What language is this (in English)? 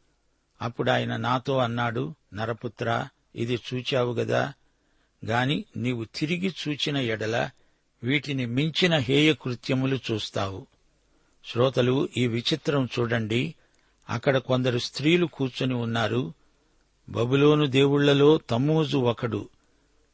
Telugu